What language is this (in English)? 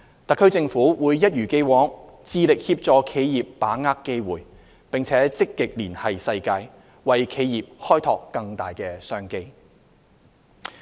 Cantonese